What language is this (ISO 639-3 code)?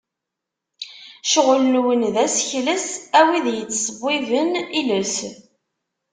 kab